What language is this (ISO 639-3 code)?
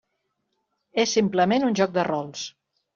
cat